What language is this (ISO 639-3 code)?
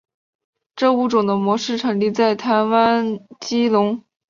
zho